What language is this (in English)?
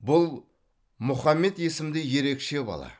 Kazakh